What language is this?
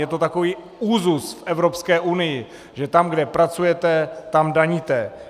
Czech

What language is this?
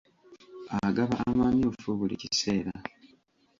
Ganda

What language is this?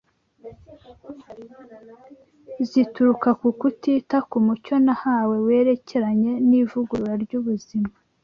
Kinyarwanda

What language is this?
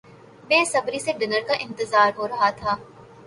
Urdu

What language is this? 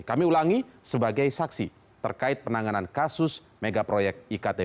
Indonesian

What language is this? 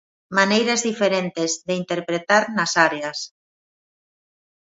Galician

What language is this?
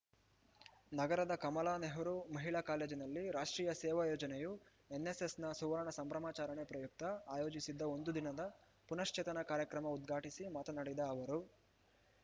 Kannada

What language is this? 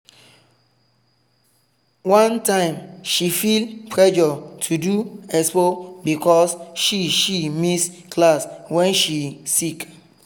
Nigerian Pidgin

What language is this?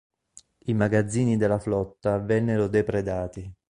Italian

